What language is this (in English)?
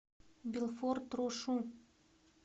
Russian